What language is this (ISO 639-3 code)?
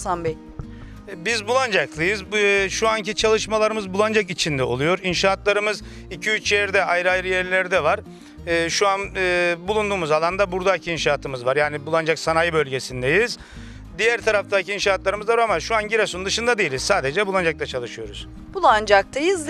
tur